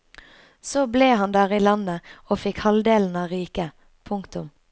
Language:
Norwegian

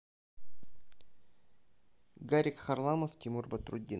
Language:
Russian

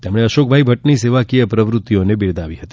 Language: Gujarati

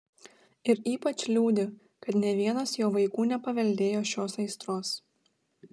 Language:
Lithuanian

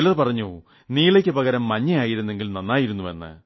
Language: Malayalam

